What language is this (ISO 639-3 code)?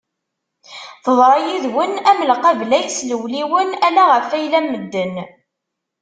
kab